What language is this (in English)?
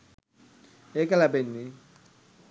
Sinhala